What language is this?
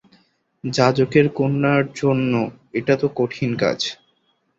Bangla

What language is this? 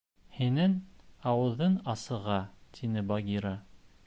Bashkir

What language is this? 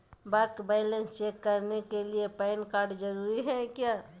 Magahi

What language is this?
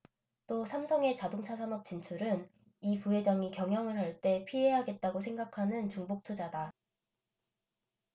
Korean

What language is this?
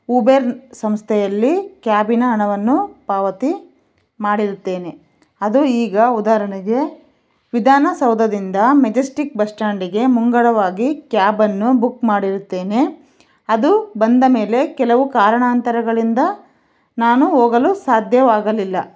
Kannada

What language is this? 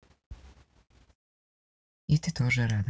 Russian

